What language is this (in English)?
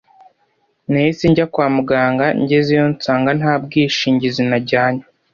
Kinyarwanda